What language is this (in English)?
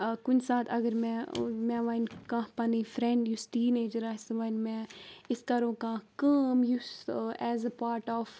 Kashmiri